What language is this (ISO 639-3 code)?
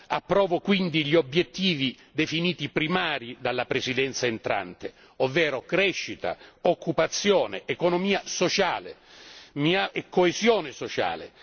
ita